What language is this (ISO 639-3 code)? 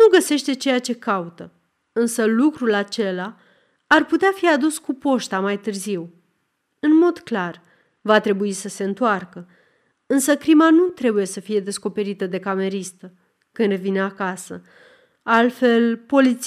ron